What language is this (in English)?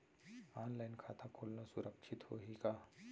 Chhattisgarhi